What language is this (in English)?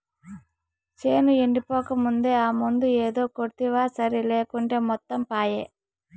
Telugu